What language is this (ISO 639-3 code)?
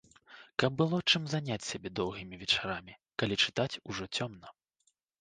bel